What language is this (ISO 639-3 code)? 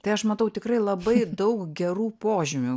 lit